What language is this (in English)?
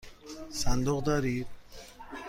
Persian